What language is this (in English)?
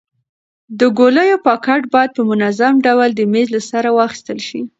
Pashto